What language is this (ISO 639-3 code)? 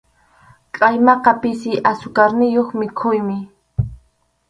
qxu